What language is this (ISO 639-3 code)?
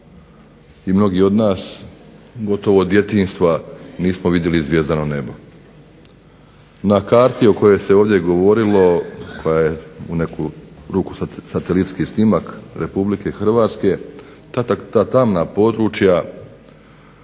hrv